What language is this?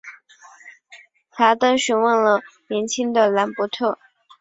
Chinese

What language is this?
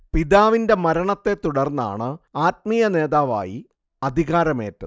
Malayalam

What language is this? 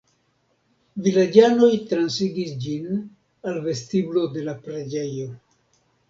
Esperanto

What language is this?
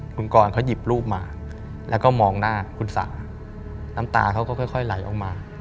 Thai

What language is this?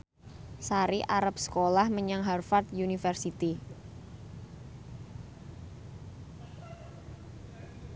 Javanese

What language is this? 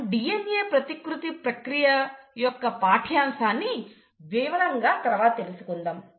Telugu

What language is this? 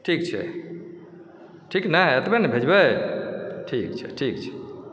Maithili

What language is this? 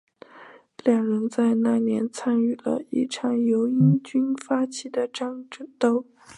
Chinese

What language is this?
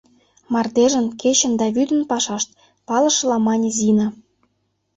Mari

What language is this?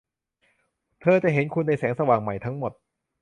Thai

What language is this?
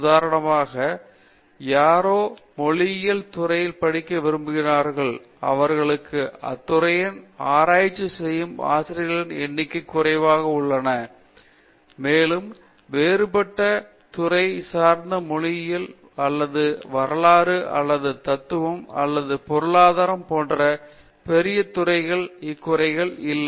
Tamil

